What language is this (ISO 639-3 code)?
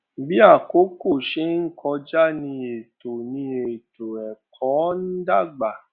yor